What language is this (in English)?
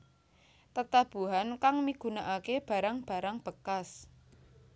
Javanese